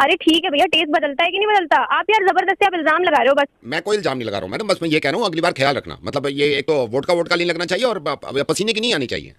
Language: Hindi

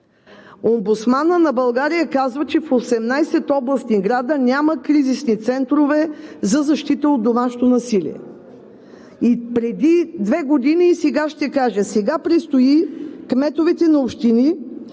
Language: Bulgarian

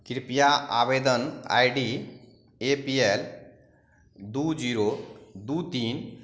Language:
Maithili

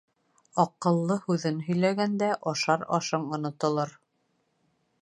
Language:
Bashkir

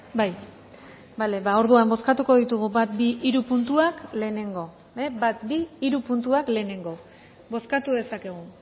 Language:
Basque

